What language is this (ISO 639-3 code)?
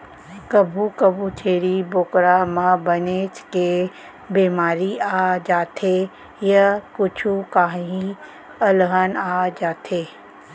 hne